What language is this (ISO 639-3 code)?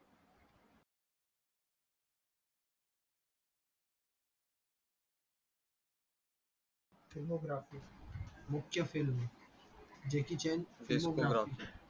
mar